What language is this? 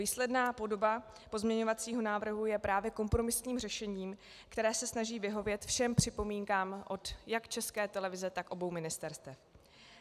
Czech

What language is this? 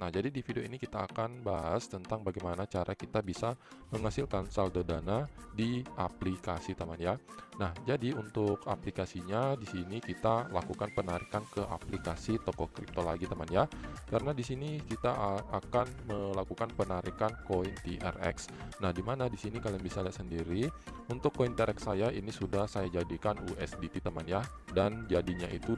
Indonesian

